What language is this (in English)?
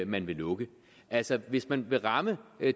Danish